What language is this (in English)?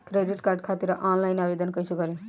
Bhojpuri